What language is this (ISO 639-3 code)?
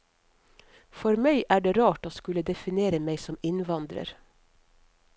nor